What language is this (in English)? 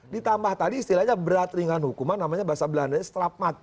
Indonesian